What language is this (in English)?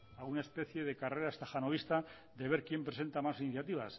Spanish